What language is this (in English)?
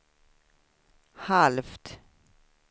Swedish